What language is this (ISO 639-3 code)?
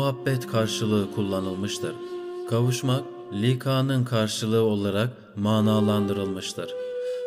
tur